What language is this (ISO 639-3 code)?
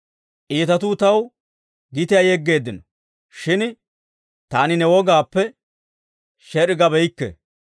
dwr